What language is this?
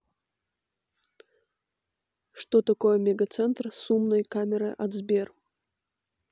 Russian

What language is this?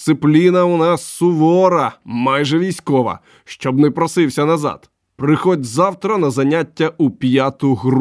Ukrainian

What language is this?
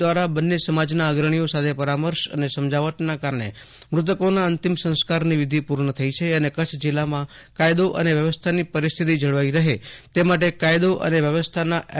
Gujarati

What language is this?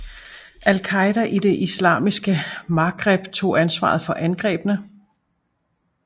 Danish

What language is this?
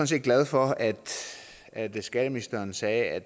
Danish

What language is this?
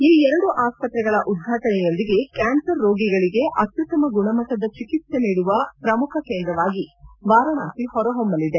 Kannada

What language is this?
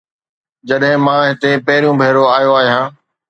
Sindhi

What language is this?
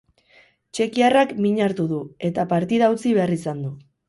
Basque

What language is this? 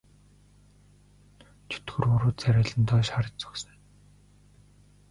Mongolian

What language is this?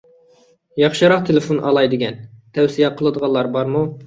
Uyghur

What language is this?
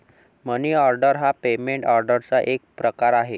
Marathi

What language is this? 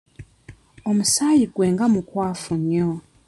Ganda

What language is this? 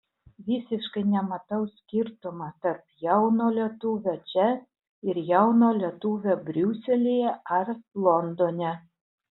Lithuanian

